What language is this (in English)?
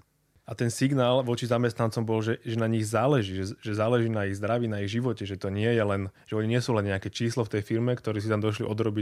Slovak